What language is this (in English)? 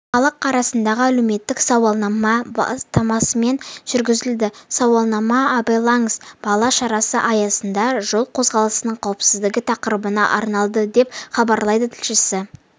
Kazakh